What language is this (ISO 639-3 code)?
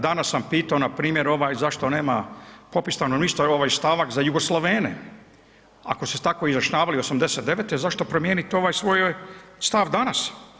hrv